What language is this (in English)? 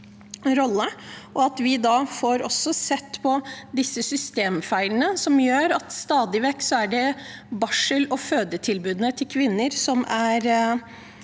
Norwegian